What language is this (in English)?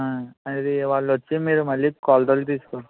Telugu